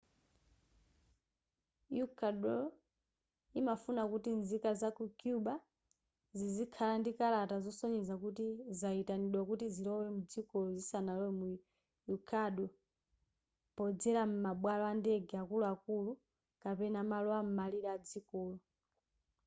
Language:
Nyanja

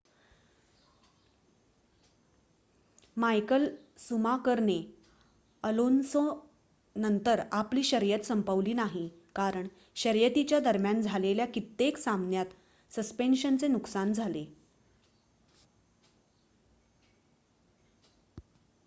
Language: Marathi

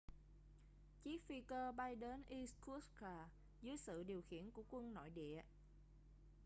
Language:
Vietnamese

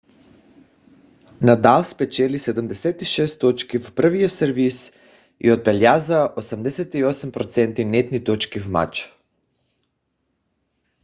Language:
Bulgarian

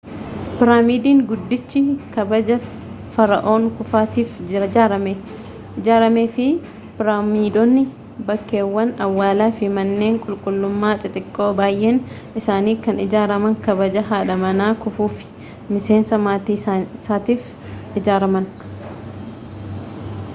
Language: Oromo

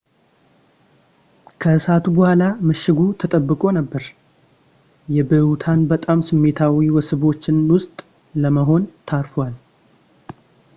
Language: Amharic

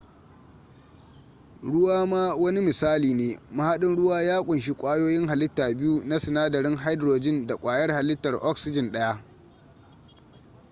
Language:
Hausa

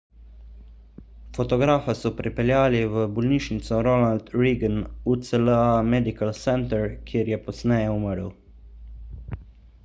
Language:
Slovenian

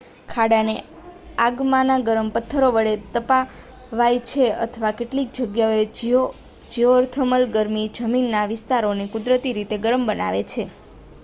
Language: Gujarati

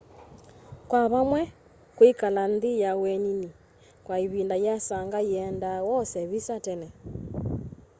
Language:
Kamba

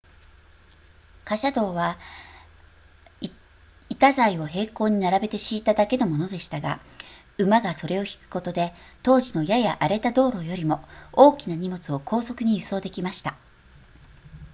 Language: Japanese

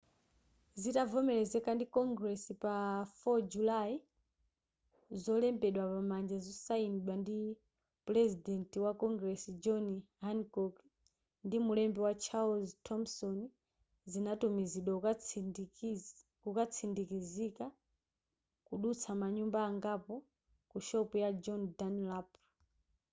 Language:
Nyanja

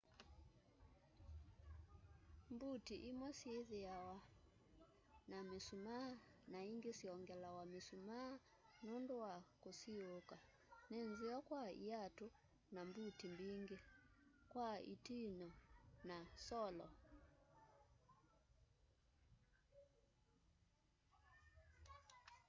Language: Kamba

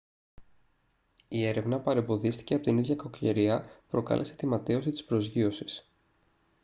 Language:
Greek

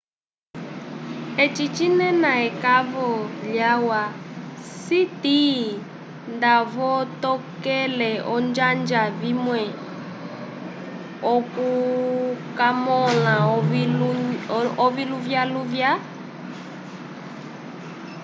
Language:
Umbundu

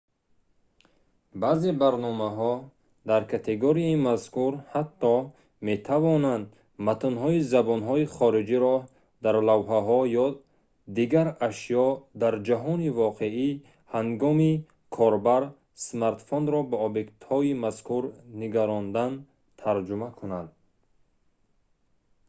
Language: Tajik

